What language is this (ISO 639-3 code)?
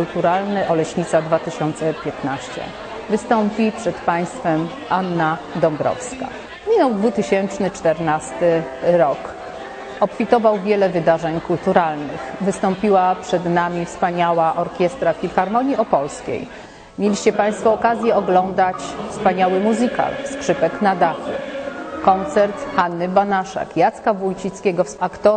pol